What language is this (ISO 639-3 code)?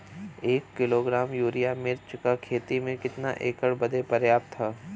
bho